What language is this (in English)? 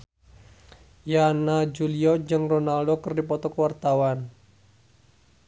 Sundanese